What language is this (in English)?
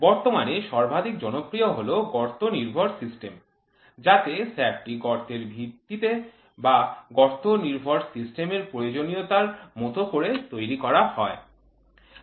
Bangla